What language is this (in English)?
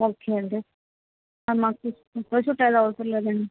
Telugu